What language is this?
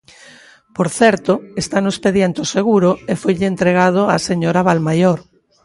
Galician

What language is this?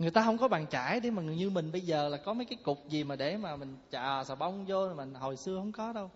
Vietnamese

